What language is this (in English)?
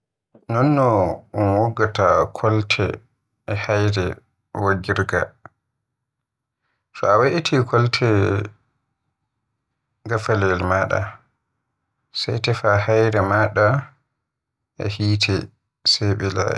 Western Niger Fulfulde